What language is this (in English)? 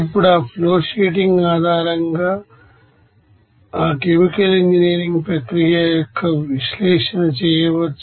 Telugu